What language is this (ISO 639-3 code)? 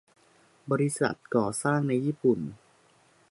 tha